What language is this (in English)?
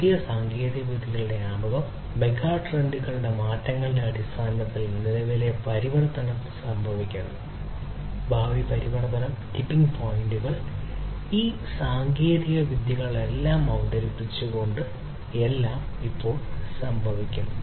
Malayalam